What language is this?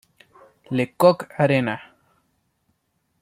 Spanish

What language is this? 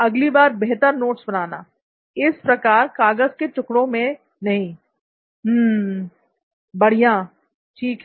Hindi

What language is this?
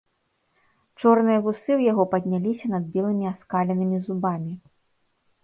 Belarusian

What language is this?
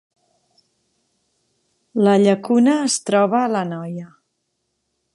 Catalan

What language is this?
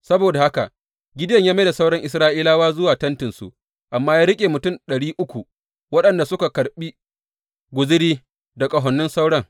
Hausa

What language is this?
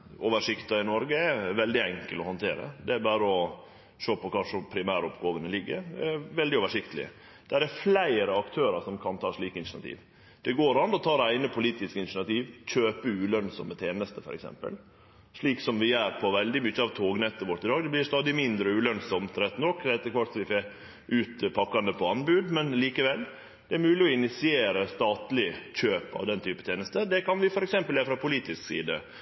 Norwegian Nynorsk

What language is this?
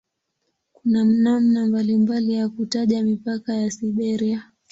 Swahili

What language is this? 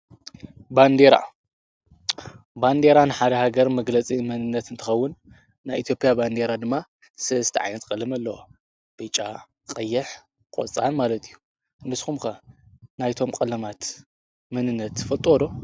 Tigrinya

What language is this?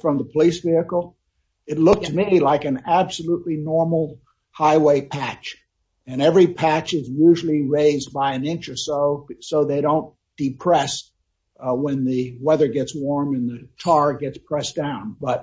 English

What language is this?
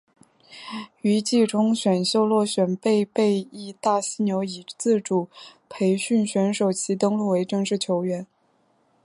Chinese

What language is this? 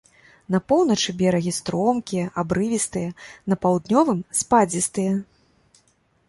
Belarusian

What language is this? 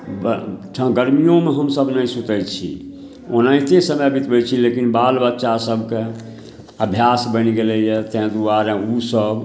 Maithili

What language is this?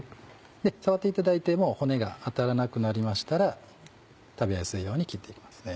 Japanese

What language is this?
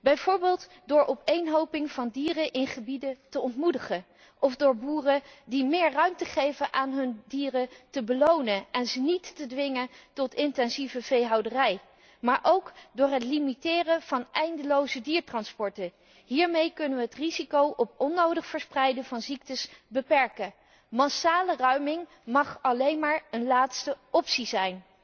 Dutch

